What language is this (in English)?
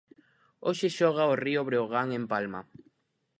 Galician